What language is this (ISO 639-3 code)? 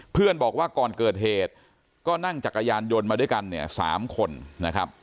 tha